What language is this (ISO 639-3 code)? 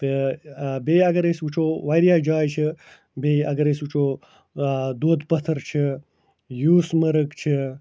kas